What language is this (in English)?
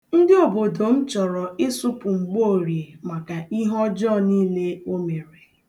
Igbo